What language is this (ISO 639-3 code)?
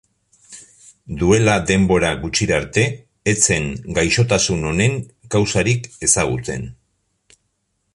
eus